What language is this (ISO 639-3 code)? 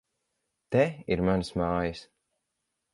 lav